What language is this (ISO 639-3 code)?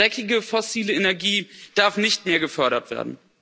deu